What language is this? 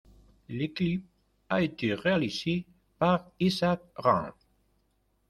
French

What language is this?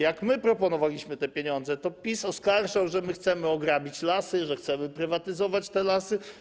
Polish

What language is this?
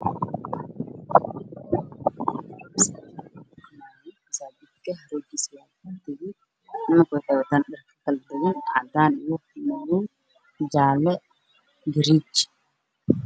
Somali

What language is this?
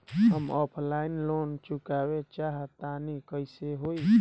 Bhojpuri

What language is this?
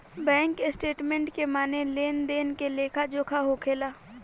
Bhojpuri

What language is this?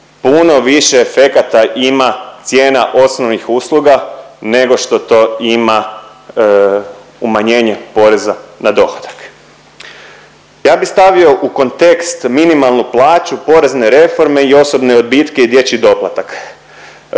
Croatian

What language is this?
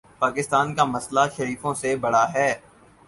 Urdu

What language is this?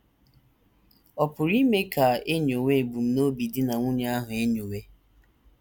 Igbo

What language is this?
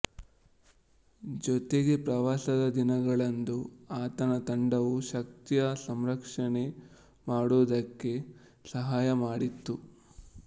Kannada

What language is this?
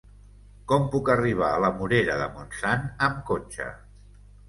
Catalan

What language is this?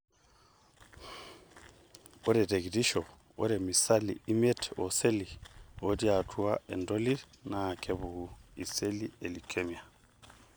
Masai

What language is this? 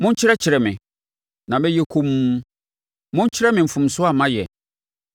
Akan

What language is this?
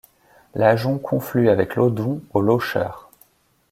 French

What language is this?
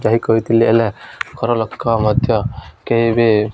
Odia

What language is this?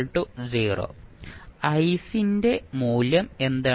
Malayalam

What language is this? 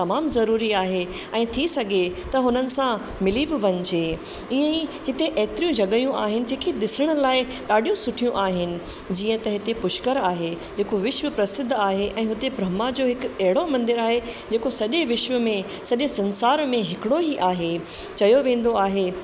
Sindhi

